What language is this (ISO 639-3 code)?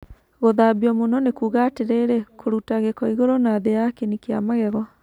kik